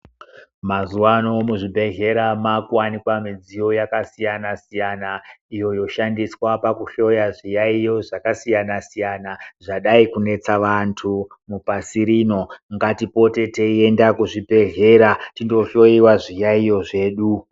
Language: Ndau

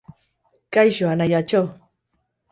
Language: Basque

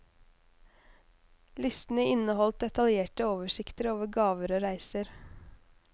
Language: Norwegian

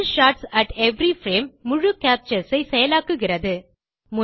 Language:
Tamil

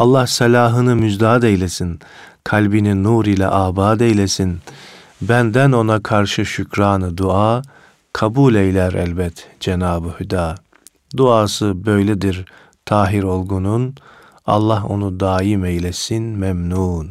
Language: Turkish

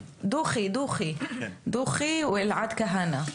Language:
Hebrew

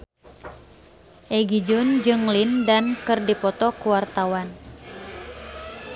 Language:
Sundanese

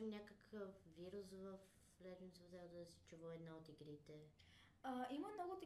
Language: Bulgarian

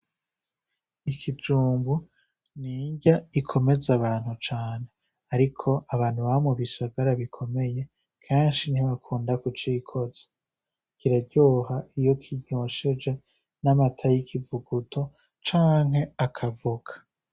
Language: Rundi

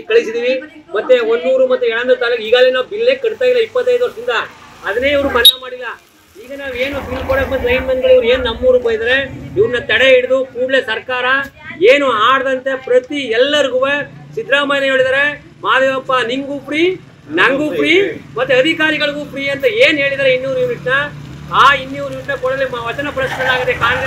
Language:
Romanian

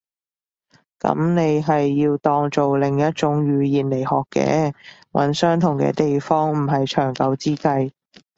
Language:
Cantonese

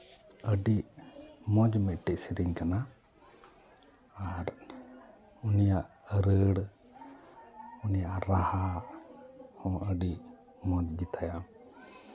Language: Santali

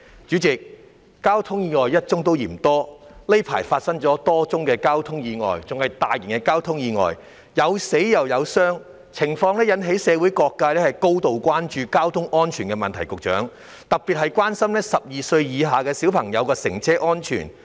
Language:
Cantonese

